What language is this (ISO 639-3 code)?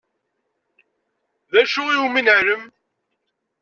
kab